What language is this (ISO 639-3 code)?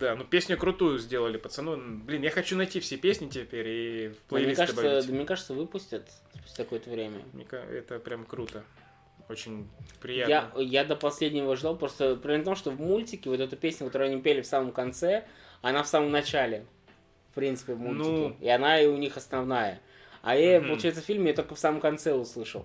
rus